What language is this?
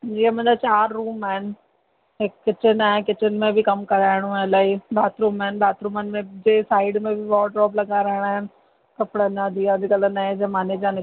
Sindhi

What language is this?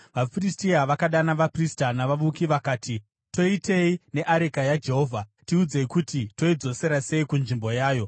Shona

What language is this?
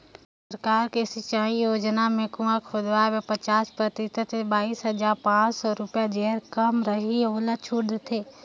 Chhattisgarhi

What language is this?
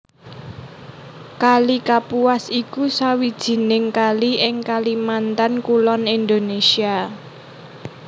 Javanese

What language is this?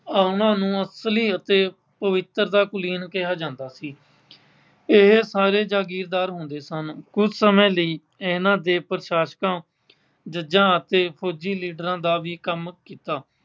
Punjabi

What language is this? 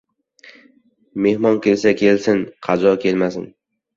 Uzbek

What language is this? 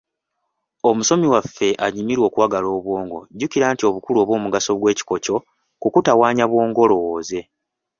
Ganda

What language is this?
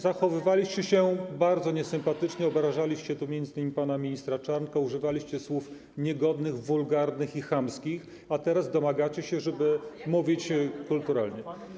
Polish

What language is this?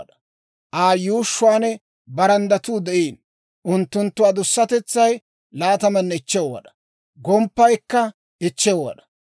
Dawro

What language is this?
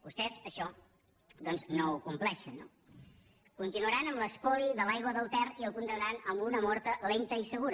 Catalan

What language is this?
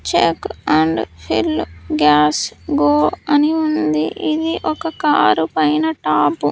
Telugu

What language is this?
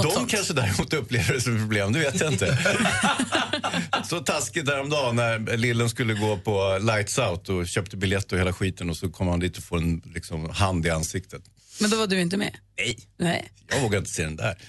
Swedish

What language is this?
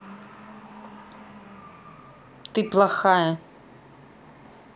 Russian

